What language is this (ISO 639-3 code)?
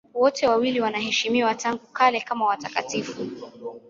swa